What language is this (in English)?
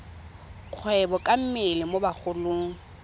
Tswana